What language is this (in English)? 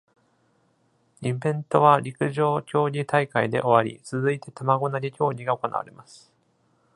Japanese